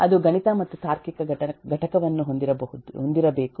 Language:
Kannada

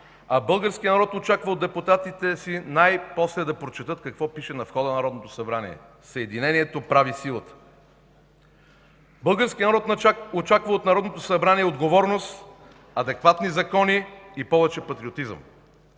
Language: Bulgarian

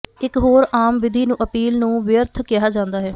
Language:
Punjabi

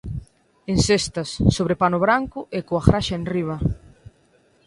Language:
Galician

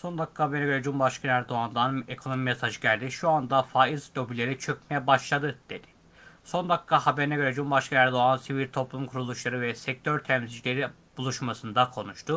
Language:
Turkish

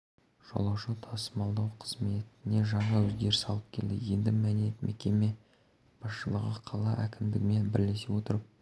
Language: Kazakh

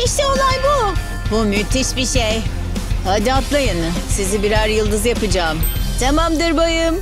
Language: Turkish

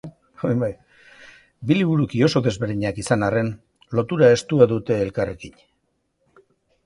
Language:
Basque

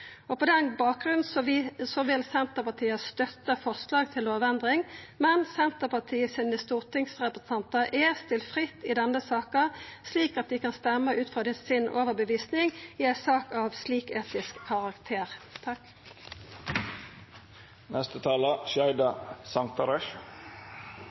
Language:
Norwegian Nynorsk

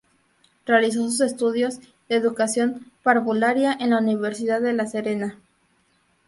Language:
Spanish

